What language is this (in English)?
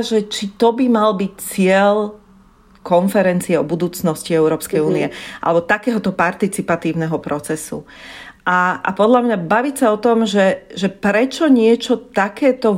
Slovak